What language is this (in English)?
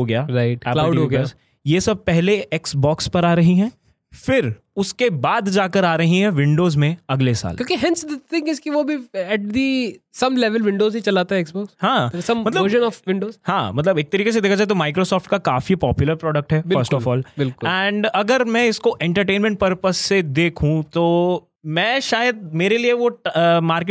Hindi